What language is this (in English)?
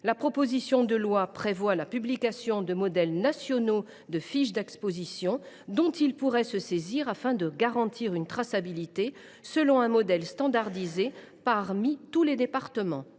French